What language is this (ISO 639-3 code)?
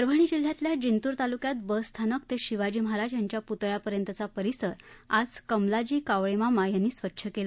mar